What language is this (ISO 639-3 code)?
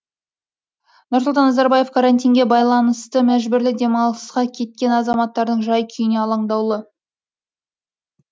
kaz